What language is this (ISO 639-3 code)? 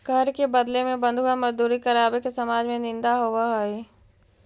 mag